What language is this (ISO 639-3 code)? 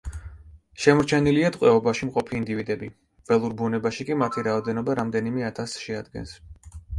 kat